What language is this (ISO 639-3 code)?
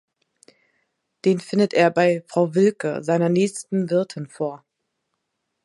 deu